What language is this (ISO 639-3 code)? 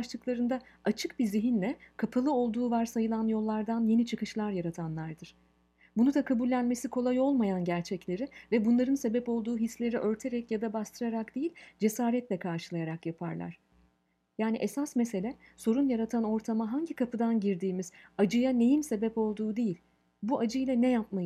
tur